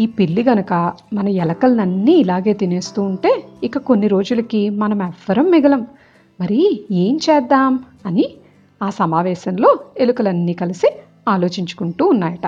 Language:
Telugu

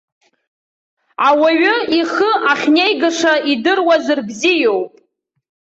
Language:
Abkhazian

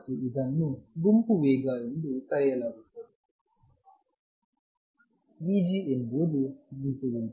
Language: Kannada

